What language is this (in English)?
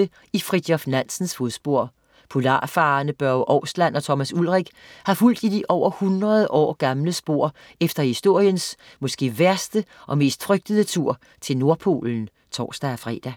Danish